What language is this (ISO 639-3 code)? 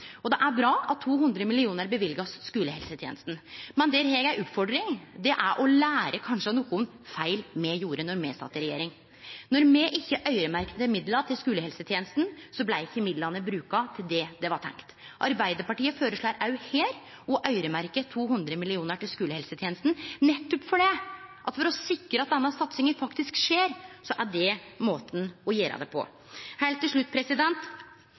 nno